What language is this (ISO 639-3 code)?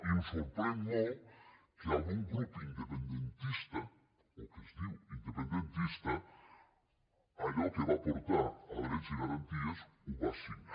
cat